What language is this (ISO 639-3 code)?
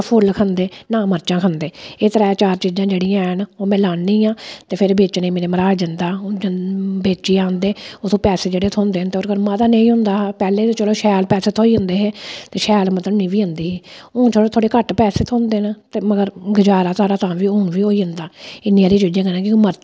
doi